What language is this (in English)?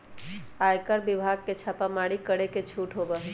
Magahi